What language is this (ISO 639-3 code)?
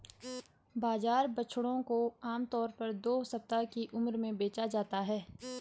hin